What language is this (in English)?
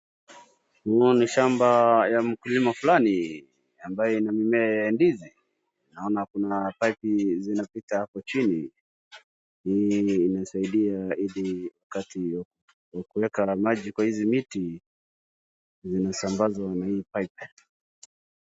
Swahili